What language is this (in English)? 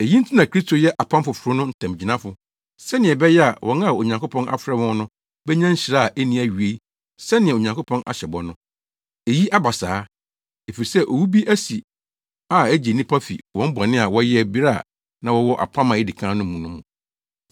Akan